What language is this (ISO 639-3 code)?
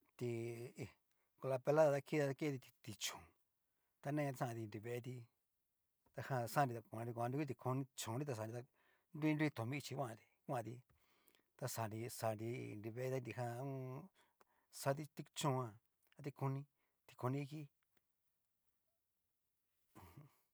miu